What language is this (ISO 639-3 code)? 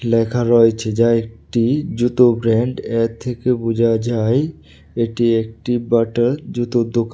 ben